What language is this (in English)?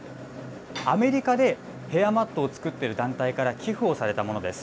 Japanese